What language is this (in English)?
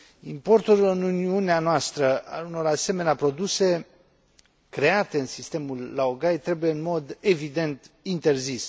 Romanian